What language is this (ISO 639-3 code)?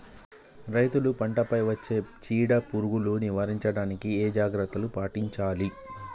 tel